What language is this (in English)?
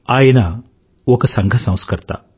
Telugu